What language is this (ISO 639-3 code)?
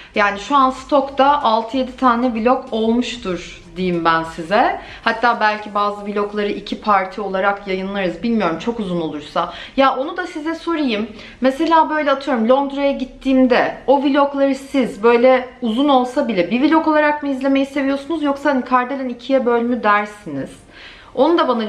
tur